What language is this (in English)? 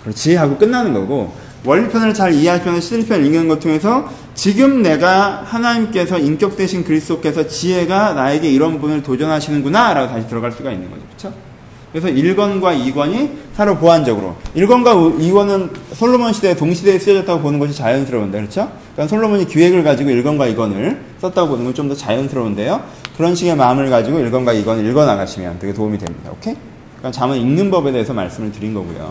Korean